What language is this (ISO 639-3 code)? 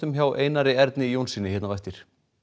isl